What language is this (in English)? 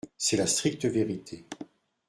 French